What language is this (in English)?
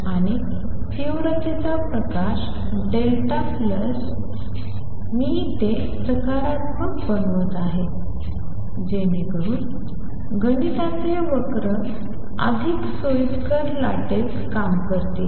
Marathi